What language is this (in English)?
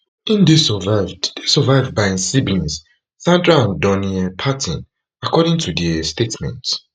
Nigerian Pidgin